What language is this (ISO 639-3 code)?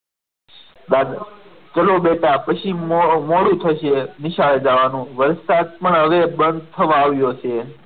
guj